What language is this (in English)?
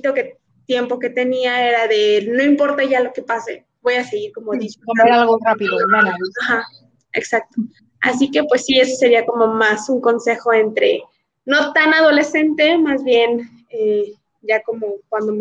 Spanish